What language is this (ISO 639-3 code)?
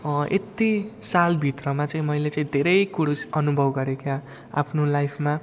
nep